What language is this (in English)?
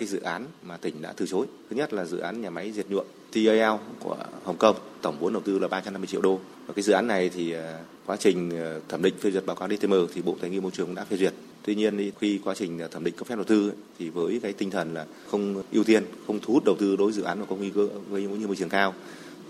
Vietnamese